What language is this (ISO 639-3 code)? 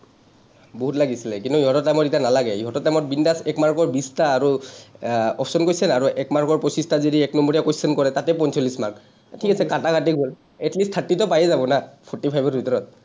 asm